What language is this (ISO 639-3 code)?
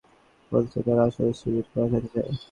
ben